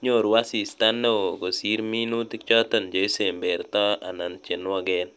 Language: Kalenjin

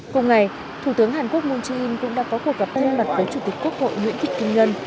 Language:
Vietnamese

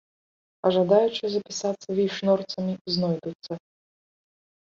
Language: Belarusian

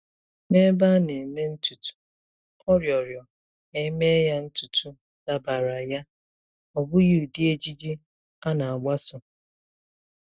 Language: Igbo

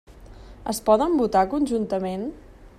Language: Catalan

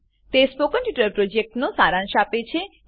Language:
Gujarati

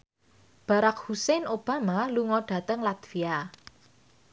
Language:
Javanese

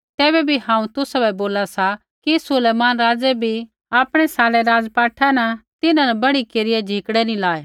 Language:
Kullu Pahari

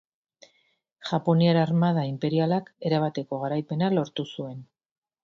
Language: Basque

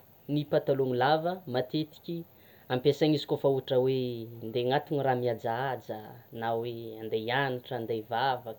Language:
Tsimihety Malagasy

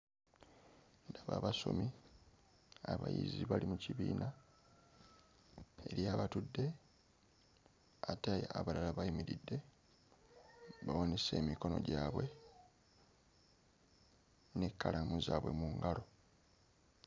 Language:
Ganda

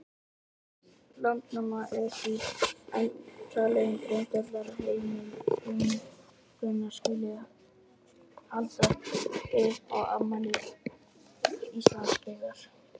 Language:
Icelandic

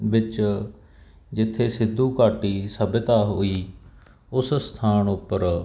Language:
Punjabi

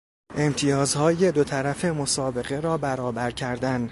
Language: Persian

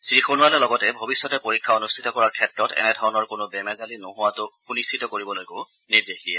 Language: Assamese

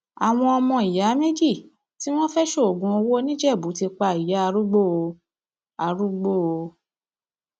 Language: Yoruba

